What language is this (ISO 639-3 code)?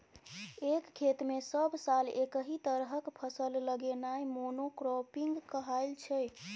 mai